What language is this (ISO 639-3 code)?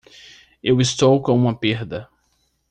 por